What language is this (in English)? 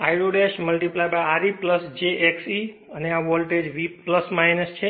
Gujarati